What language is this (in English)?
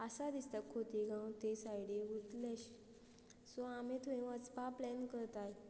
Konkani